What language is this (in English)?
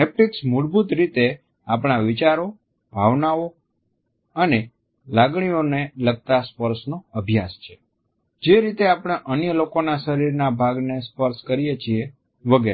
Gujarati